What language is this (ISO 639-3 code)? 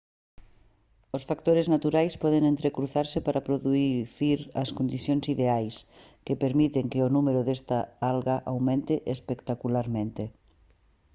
glg